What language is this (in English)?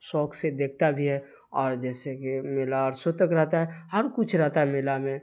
Urdu